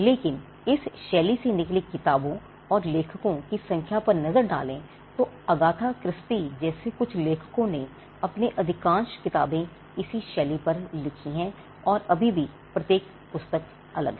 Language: Hindi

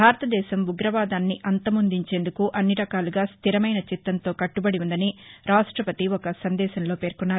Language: Telugu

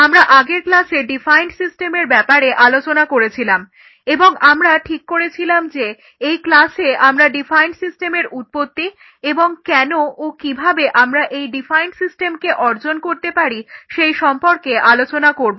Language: Bangla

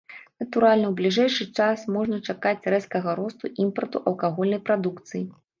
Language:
Belarusian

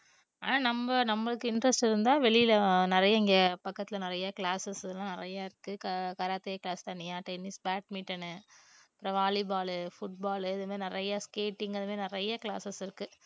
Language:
Tamil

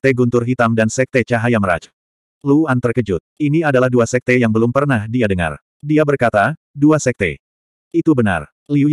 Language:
Indonesian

